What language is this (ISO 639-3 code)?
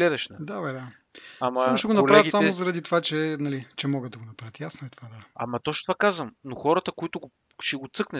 bul